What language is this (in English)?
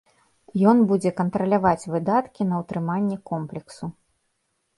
Belarusian